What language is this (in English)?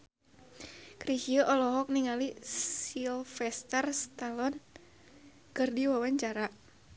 Sundanese